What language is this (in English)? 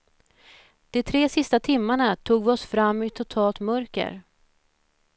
Swedish